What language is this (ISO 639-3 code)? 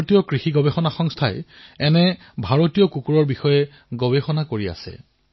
asm